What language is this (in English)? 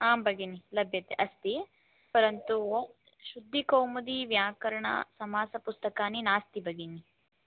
Sanskrit